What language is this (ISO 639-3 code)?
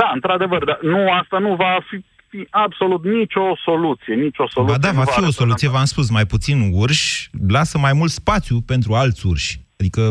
ron